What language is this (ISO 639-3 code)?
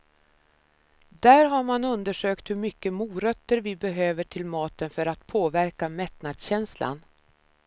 swe